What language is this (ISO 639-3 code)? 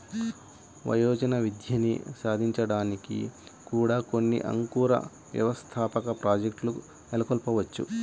tel